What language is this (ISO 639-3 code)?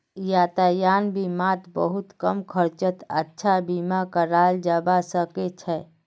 mag